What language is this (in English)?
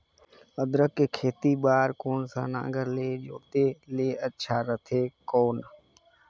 Chhattisgarhi